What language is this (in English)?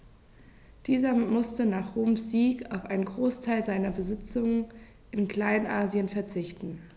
German